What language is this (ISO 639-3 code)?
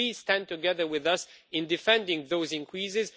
eng